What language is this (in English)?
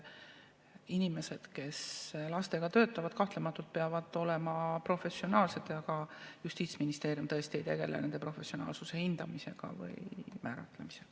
Estonian